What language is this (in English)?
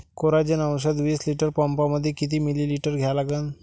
Marathi